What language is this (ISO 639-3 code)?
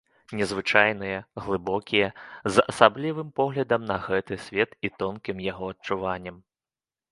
bel